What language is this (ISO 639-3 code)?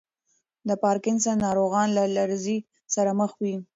pus